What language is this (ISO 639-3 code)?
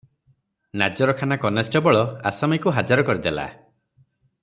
ori